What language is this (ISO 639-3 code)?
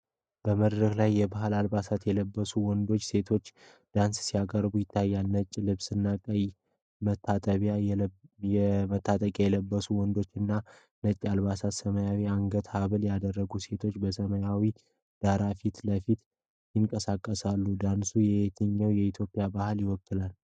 amh